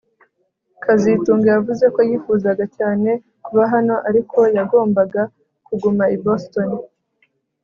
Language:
Kinyarwanda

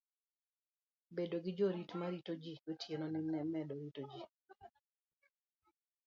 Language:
Luo (Kenya and Tanzania)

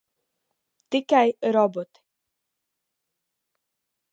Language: Latvian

